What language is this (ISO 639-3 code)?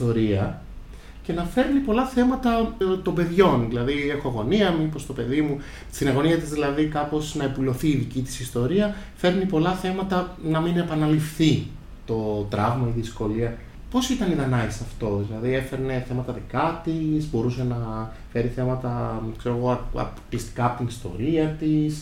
ell